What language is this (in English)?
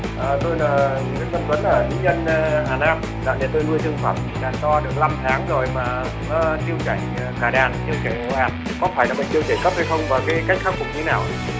Vietnamese